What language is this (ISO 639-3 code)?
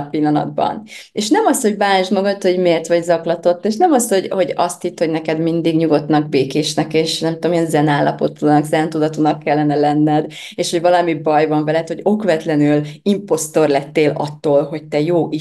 hun